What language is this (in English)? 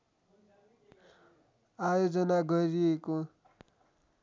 Nepali